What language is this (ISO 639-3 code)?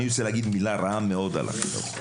heb